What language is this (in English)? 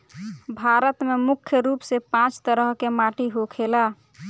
Bhojpuri